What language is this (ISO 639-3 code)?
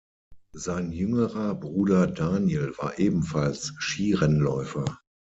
deu